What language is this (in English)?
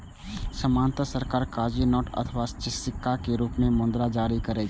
Maithili